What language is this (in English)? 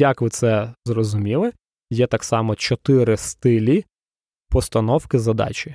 Ukrainian